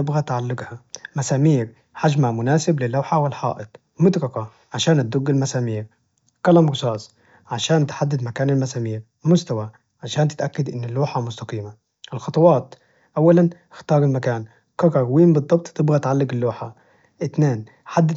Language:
Najdi Arabic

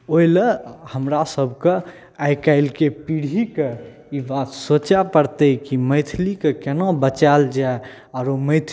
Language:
Maithili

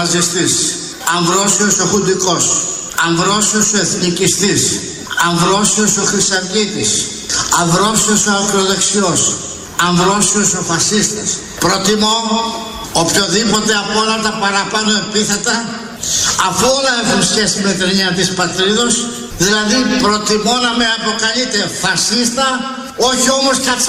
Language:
Greek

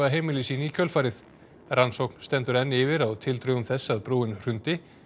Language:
Icelandic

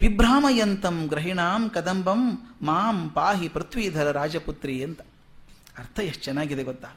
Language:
Kannada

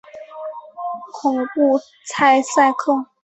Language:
Chinese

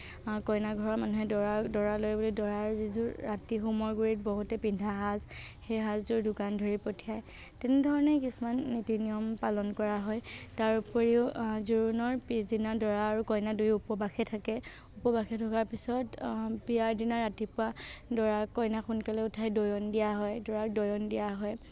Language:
Assamese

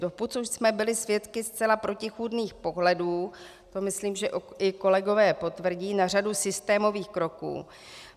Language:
Czech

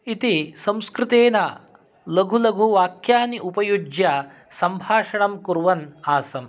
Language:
Sanskrit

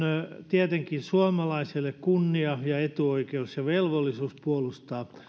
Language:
Finnish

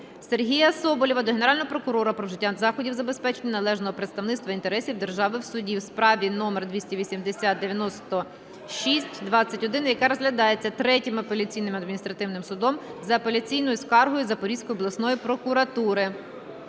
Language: Ukrainian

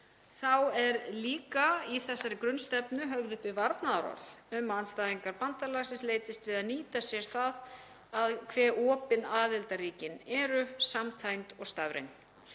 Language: Icelandic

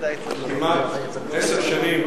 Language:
Hebrew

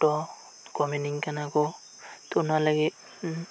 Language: Santali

